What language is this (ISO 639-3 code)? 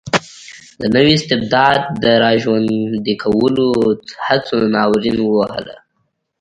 pus